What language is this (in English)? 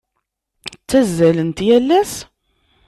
Kabyle